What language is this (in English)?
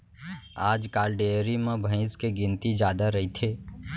Chhattisgarhi